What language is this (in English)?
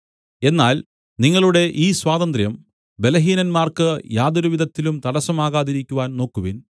Malayalam